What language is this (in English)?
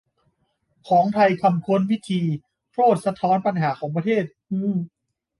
Thai